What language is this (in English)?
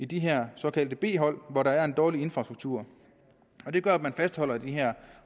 Danish